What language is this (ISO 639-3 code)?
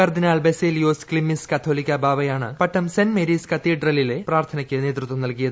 mal